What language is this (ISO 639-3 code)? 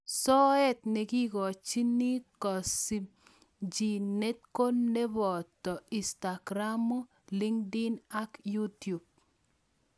kln